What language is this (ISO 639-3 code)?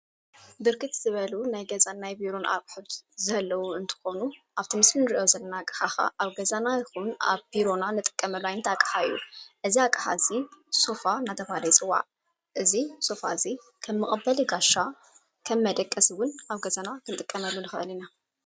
tir